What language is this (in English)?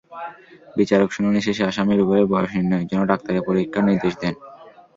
Bangla